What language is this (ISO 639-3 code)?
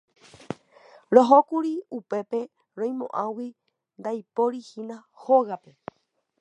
grn